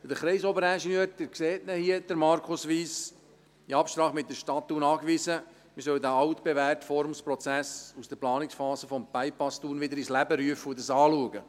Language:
Swiss German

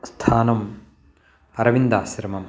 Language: Sanskrit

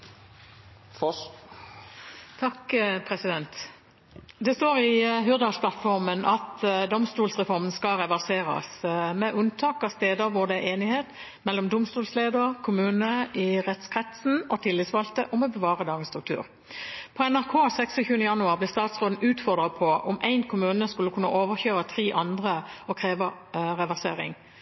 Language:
Norwegian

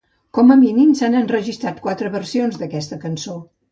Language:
Catalan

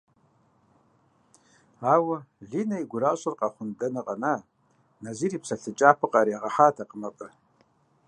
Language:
Kabardian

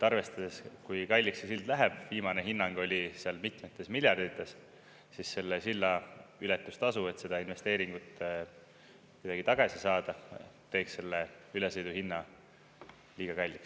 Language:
Estonian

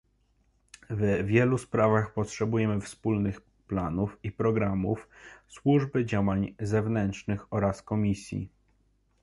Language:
Polish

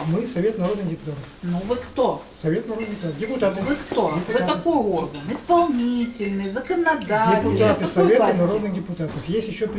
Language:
Russian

